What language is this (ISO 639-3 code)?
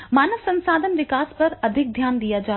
hin